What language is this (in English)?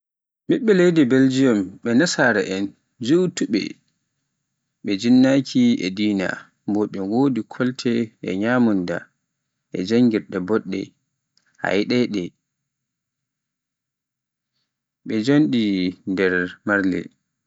Pular